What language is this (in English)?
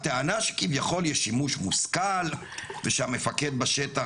Hebrew